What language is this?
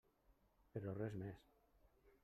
Catalan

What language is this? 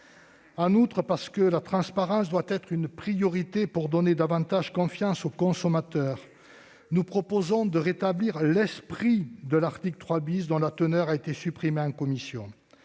French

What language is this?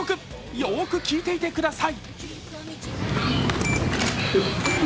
Japanese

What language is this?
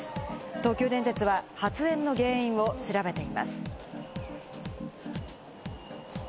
Japanese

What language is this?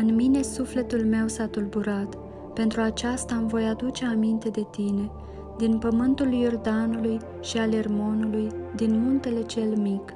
Romanian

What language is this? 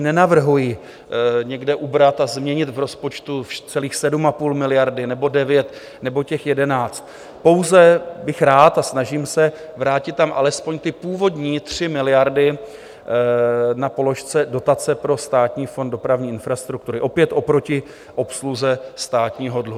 Czech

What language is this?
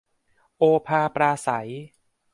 Thai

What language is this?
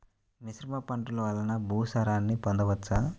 Telugu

